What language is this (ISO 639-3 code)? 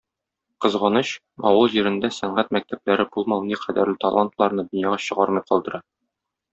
tat